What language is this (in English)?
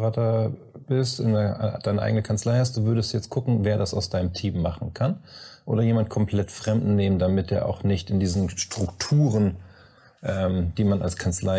German